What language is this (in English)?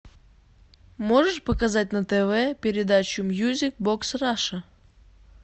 Russian